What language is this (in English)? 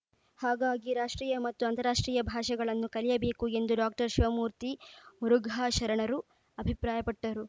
Kannada